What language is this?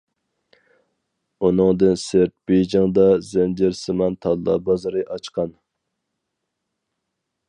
Uyghur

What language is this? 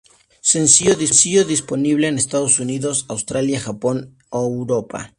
Spanish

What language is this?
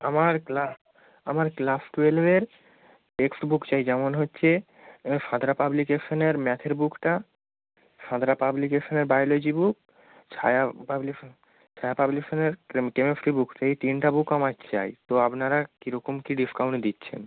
Bangla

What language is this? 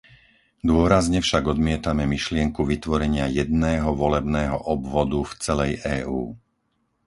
Slovak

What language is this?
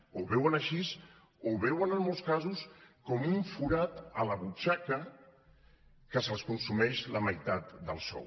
Catalan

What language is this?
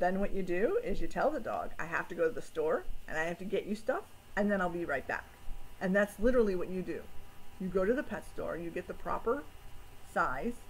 English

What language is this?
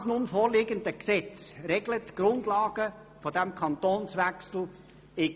Swiss German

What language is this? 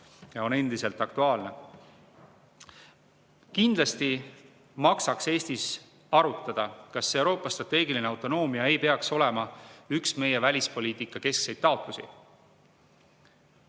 Estonian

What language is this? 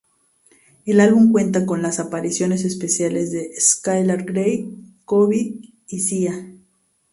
Spanish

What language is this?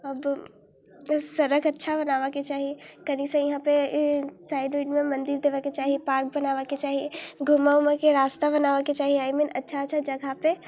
Maithili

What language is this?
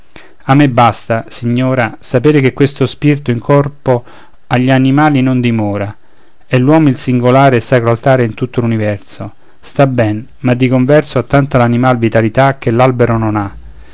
Italian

